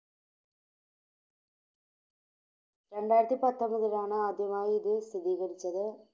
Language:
Malayalam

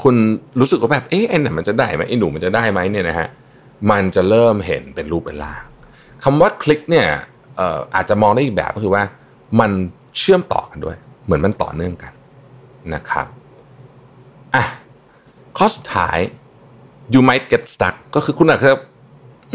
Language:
Thai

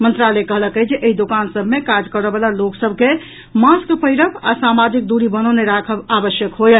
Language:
Maithili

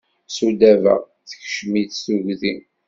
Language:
Kabyle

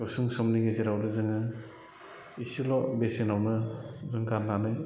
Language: Bodo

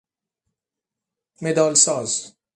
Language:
Persian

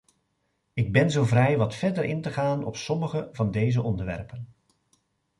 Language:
Dutch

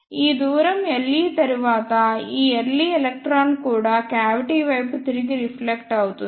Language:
Telugu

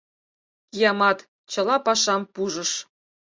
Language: Mari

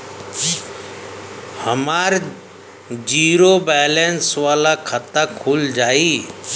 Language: Bhojpuri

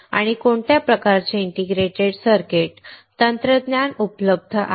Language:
Marathi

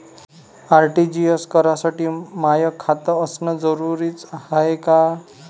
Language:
Marathi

